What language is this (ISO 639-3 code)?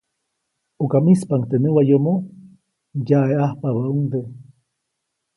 zoc